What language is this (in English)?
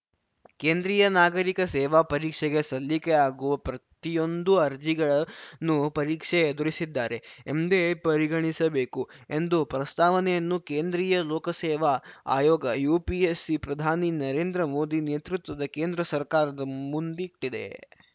Kannada